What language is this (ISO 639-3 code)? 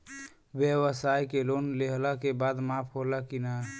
bho